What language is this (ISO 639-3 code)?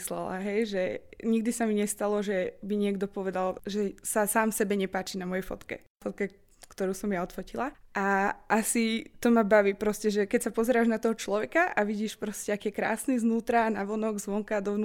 slk